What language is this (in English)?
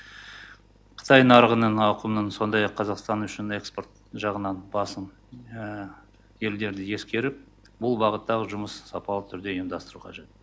Kazakh